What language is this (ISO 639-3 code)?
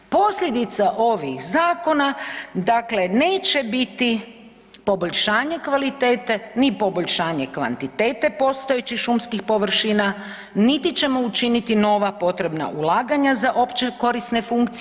hrv